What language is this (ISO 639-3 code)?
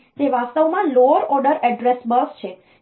guj